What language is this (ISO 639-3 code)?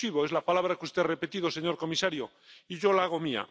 spa